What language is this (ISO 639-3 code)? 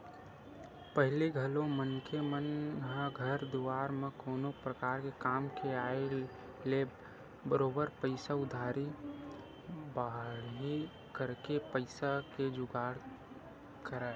hne